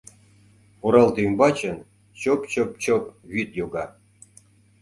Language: Mari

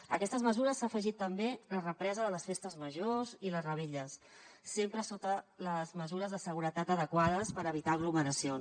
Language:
Catalan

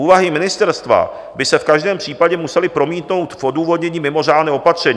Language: Czech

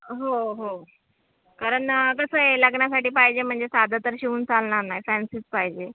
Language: Marathi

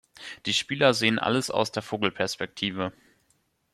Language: German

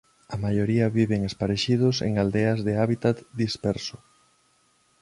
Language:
Galician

